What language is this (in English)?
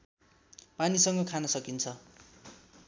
Nepali